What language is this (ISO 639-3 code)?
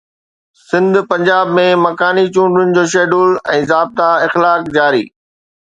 snd